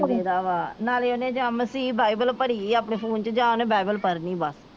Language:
Punjabi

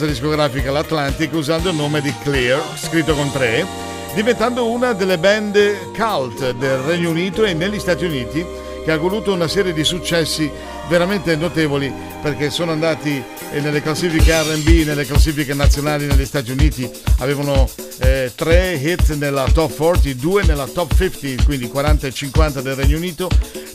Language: Italian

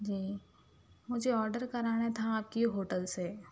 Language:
Urdu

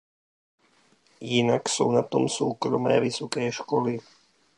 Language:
Czech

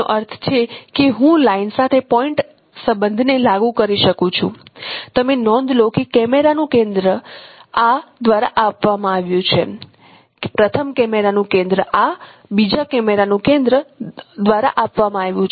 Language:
Gujarati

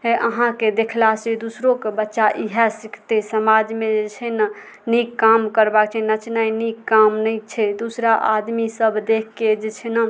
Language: Maithili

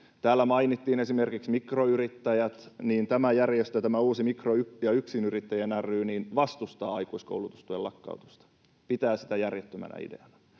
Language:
Finnish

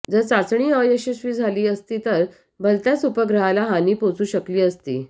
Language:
Marathi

